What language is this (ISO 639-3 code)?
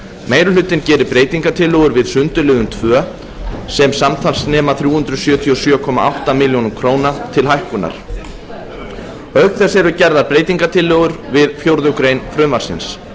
isl